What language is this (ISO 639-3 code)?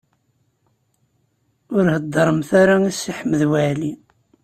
kab